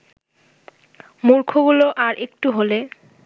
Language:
Bangla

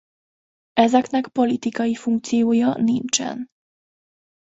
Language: Hungarian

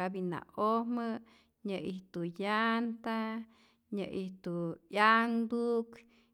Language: Rayón Zoque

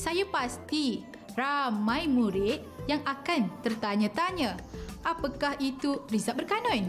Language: Malay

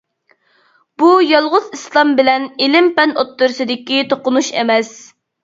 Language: Uyghur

